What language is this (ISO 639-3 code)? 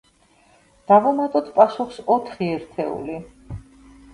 kat